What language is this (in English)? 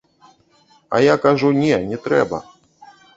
Belarusian